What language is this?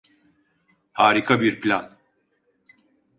Turkish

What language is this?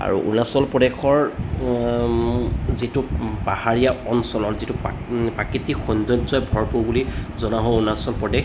Assamese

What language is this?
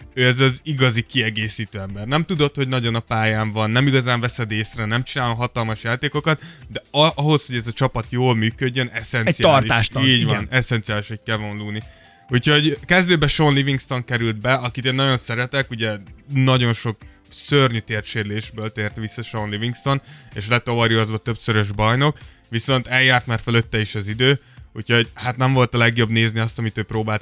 Hungarian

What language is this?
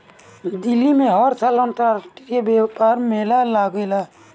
Bhojpuri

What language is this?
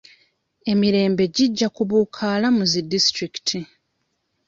Ganda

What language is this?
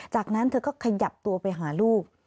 Thai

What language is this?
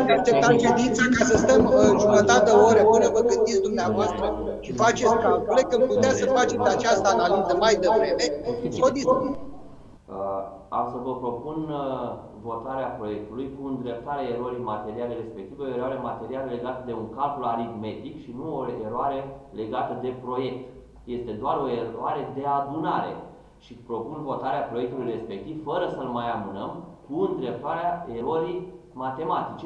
Romanian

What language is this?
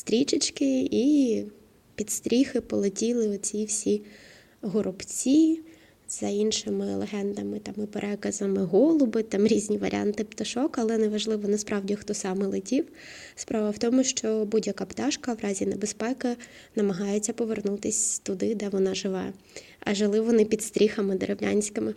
Ukrainian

